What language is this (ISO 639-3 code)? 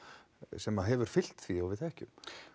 isl